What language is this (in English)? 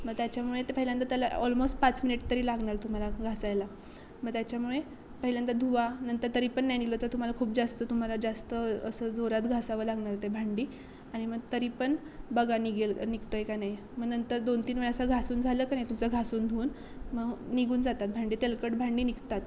Marathi